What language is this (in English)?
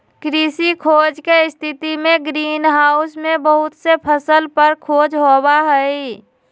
Magahi